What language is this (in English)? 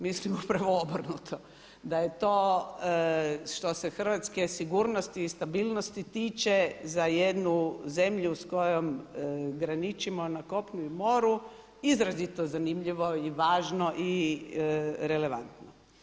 Croatian